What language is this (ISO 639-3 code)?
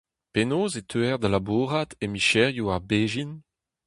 bre